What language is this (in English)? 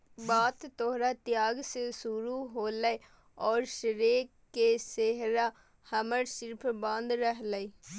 Magahi